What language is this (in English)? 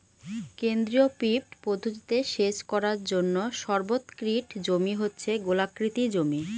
Bangla